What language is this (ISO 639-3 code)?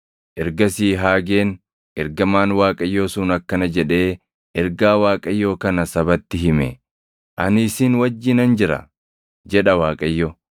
orm